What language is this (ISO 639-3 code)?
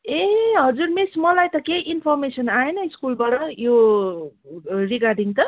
nep